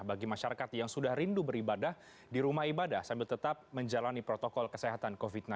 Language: Indonesian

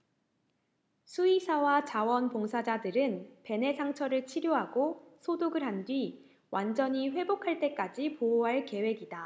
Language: Korean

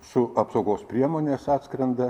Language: Lithuanian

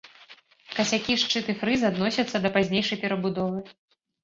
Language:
Belarusian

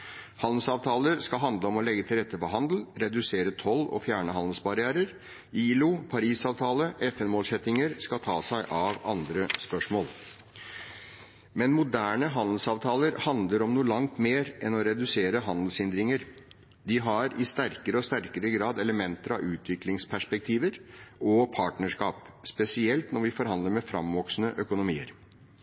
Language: Norwegian Bokmål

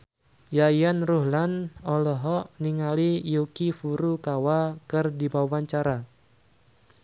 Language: Sundanese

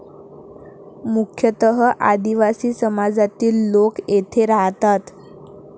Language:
Marathi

